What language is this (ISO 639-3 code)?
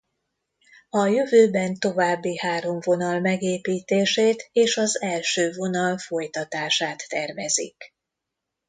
hun